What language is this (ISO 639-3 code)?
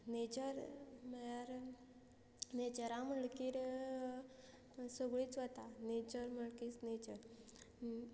kok